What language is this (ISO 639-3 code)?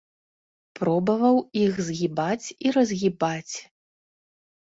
bel